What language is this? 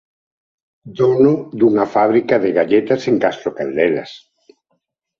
Galician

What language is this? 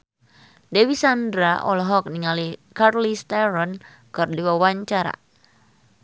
Sundanese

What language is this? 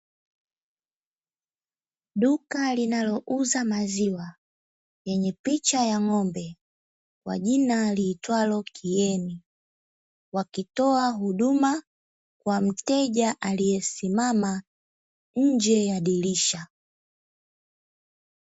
Swahili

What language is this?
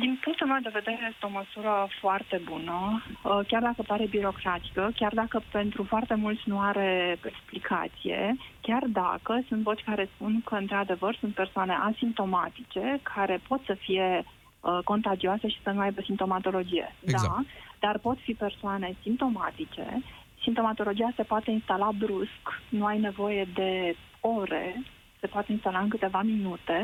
Romanian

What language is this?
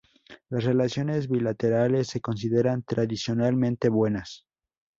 Spanish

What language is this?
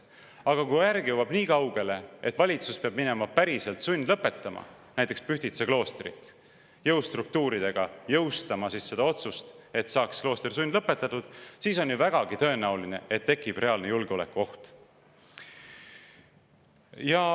Estonian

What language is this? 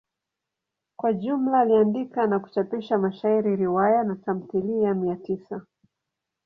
Swahili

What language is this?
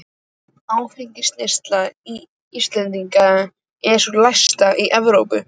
Icelandic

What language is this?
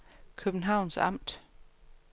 Danish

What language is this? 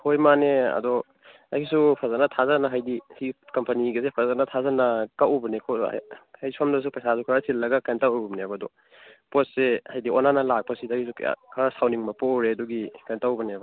Manipuri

